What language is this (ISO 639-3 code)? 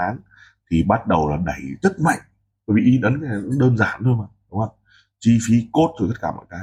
vie